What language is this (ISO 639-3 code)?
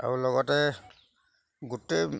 asm